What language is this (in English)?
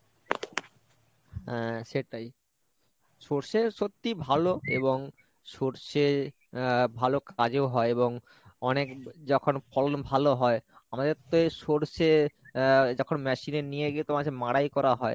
Bangla